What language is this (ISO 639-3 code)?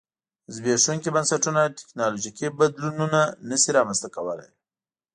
pus